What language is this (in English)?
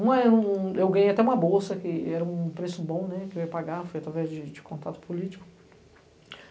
Portuguese